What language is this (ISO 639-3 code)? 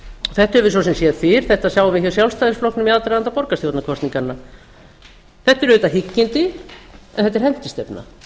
isl